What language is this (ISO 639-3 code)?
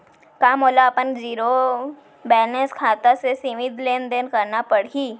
hne